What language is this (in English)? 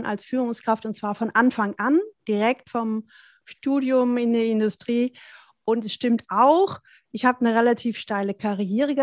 German